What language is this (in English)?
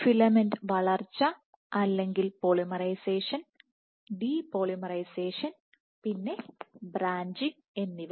Malayalam